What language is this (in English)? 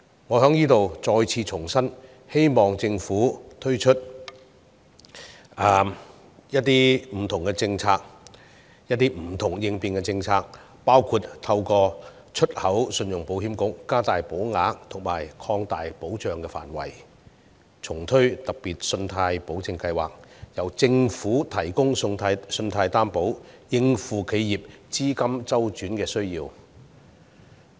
Cantonese